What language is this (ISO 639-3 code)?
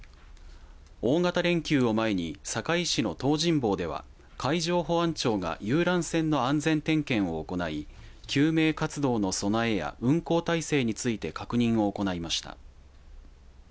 jpn